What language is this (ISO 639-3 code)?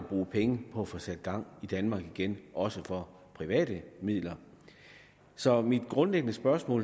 dan